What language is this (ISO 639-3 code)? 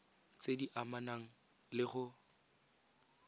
tsn